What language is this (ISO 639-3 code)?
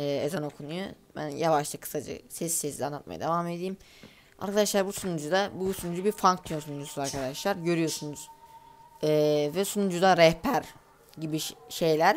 tur